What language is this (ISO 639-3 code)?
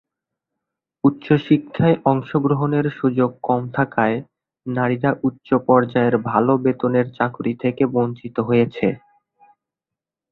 ben